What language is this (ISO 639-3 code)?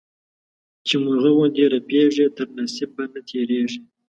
pus